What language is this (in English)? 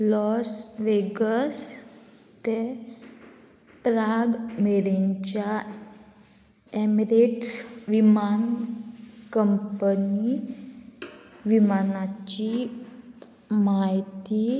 Konkani